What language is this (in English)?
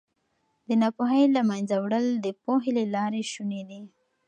Pashto